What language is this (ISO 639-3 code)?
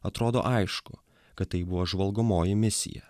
lit